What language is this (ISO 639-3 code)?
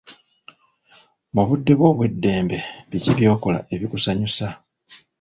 lug